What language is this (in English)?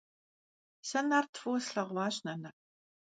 Kabardian